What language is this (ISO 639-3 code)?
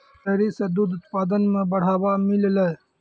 mai